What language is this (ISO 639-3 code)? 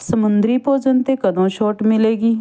pan